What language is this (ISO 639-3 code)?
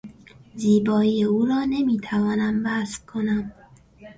fas